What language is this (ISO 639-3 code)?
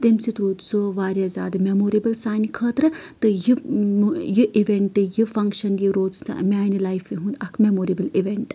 kas